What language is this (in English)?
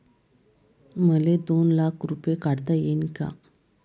Marathi